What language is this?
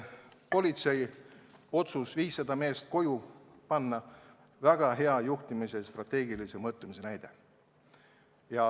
Estonian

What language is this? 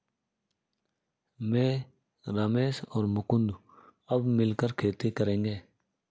Hindi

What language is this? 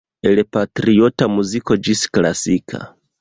Esperanto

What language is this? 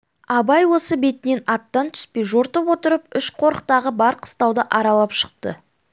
Kazakh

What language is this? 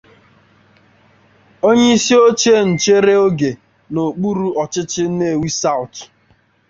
Igbo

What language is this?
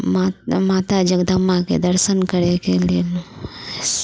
Maithili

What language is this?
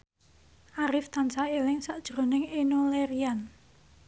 Javanese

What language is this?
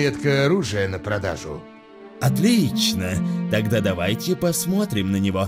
Russian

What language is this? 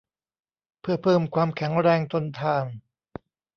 Thai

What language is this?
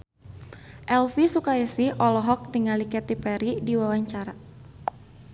Sundanese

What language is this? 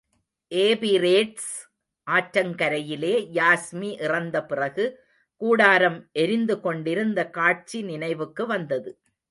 Tamil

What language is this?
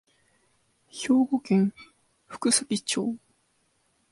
Japanese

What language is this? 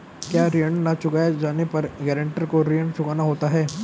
Hindi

